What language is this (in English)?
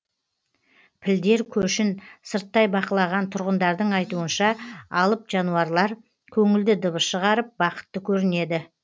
Kazakh